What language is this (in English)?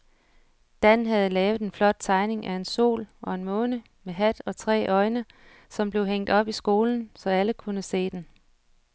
Danish